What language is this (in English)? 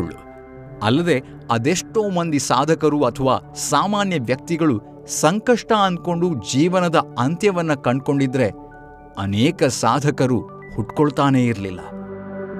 Kannada